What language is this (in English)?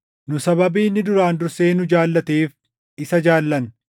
Oromo